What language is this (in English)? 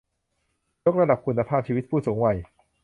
Thai